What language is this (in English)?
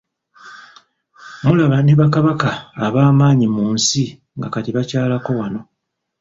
Ganda